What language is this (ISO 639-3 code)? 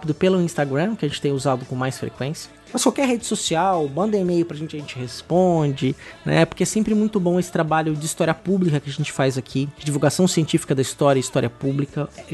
por